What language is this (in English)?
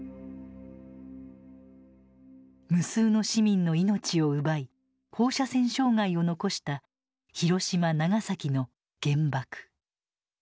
Japanese